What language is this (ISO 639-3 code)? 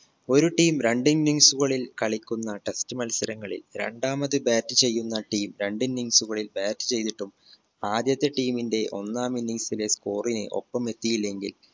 mal